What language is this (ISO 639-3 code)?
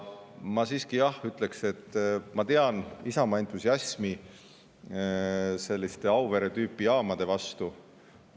est